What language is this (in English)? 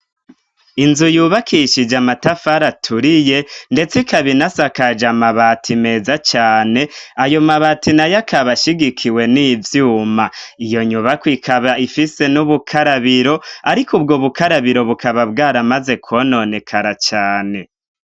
Rundi